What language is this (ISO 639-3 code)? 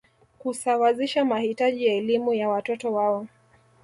swa